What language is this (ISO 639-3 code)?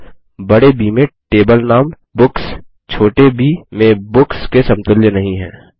hin